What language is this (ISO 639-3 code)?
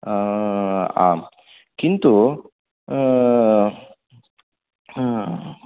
san